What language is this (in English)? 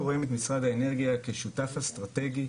Hebrew